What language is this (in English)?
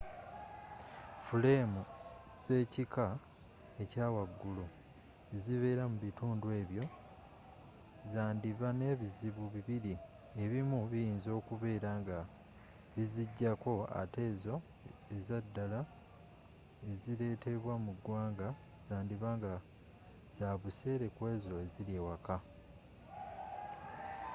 Ganda